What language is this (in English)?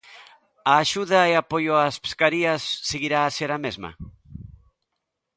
Galician